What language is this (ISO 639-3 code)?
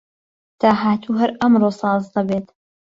ckb